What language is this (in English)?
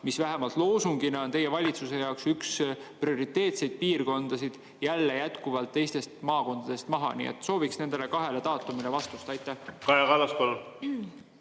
Estonian